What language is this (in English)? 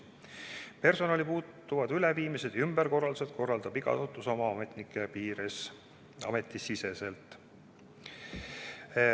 Estonian